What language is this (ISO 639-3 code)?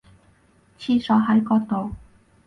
yue